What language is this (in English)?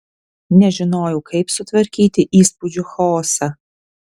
Lithuanian